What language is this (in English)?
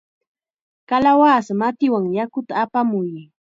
Chiquián Ancash Quechua